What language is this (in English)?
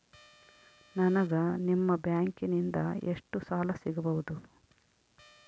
Kannada